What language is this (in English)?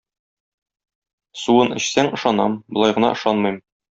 Tatar